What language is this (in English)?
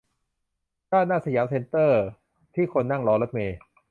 Thai